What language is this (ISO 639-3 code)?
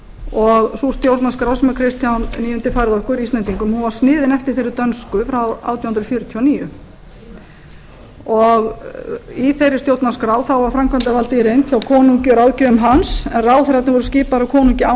isl